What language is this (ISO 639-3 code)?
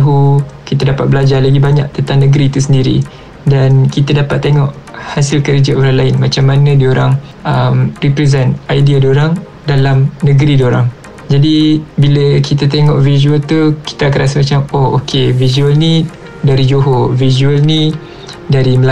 msa